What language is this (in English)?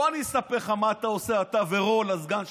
Hebrew